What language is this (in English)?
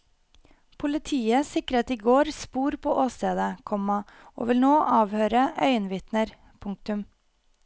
Norwegian